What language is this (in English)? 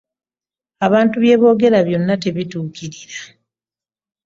Ganda